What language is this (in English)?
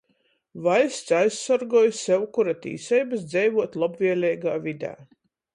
Latgalian